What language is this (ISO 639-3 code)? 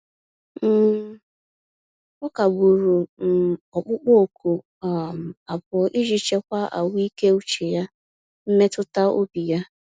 ibo